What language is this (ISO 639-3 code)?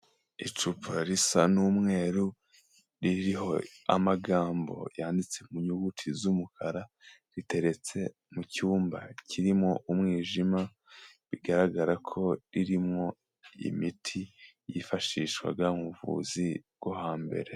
kin